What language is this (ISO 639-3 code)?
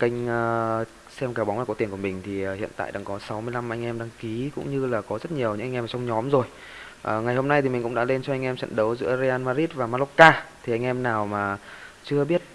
vie